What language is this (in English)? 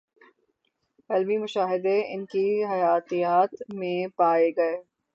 Urdu